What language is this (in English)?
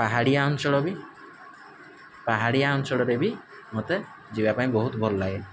Odia